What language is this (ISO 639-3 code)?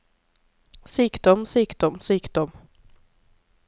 nor